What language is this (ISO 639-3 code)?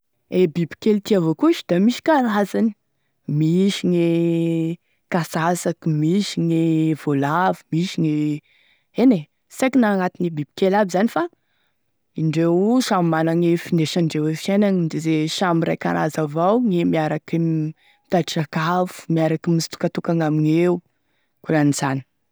tkg